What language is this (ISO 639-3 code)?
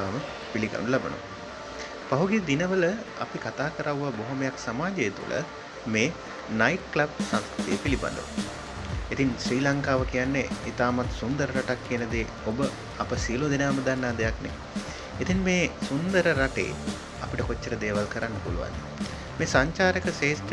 eng